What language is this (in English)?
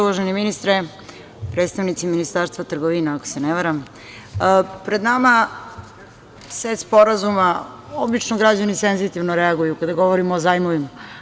Serbian